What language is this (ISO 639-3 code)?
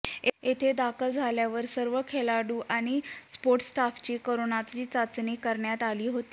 mar